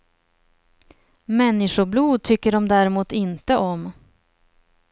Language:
Swedish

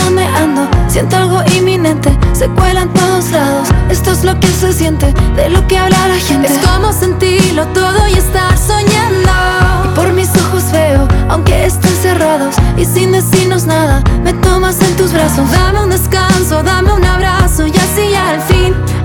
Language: Spanish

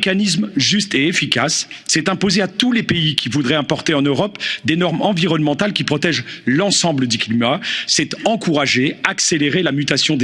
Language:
French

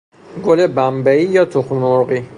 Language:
Persian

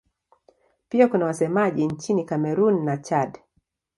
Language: Swahili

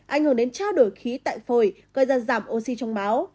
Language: Vietnamese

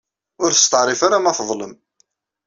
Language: Kabyle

